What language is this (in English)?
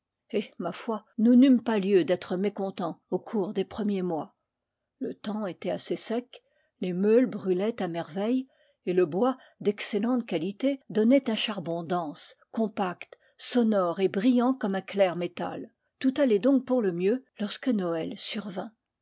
French